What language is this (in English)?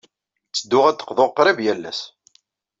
Kabyle